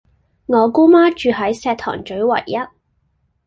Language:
Cantonese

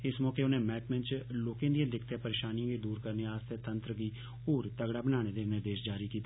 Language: Dogri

